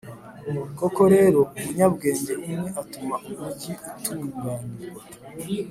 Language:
Kinyarwanda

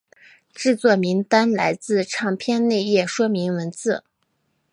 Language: Chinese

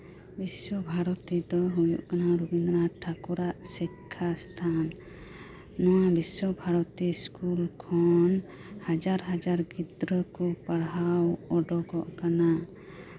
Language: Santali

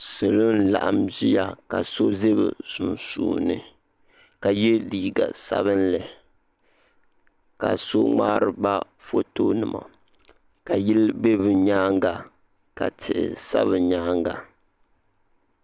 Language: Dagbani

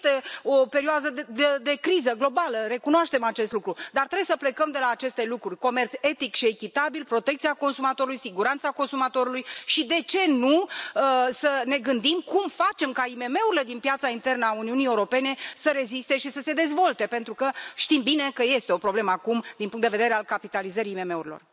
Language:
Romanian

